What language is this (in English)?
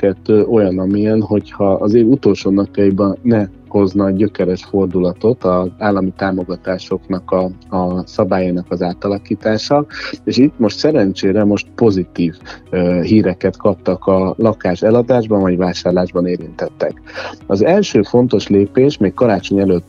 Hungarian